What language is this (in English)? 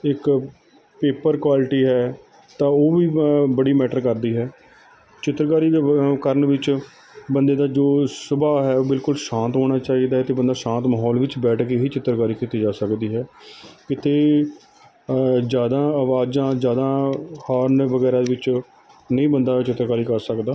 Punjabi